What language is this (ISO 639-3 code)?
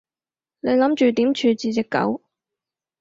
yue